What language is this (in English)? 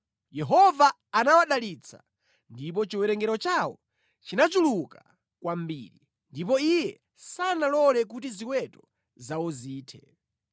Nyanja